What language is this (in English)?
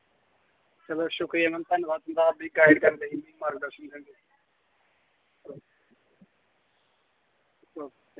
Dogri